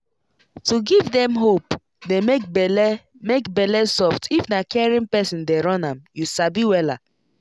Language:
Nigerian Pidgin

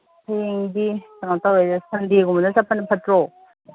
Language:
Manipuri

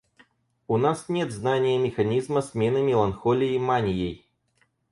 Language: Russian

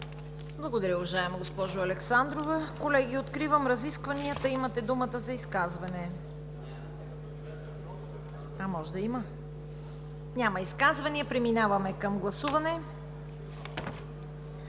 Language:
Bulgarian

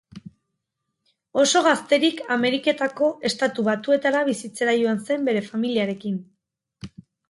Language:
Basque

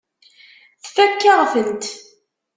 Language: Kabyle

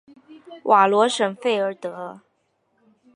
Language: Chinese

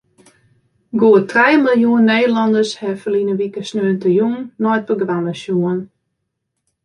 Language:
Western Frisian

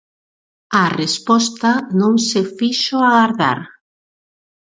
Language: Galician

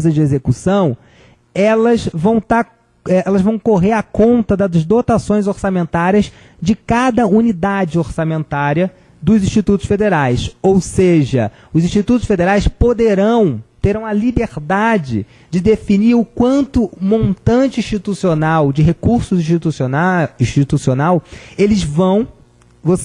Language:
Portuguese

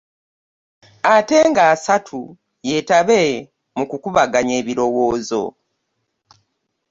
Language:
Ganda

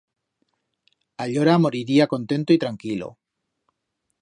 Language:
Aragonese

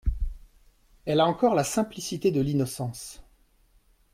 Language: French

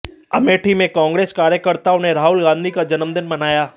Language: Hindi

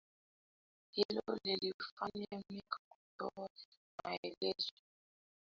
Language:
Swahili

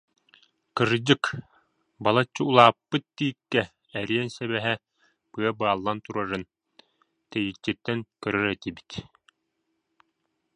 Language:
Yakut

